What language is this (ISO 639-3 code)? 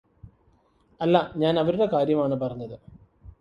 mal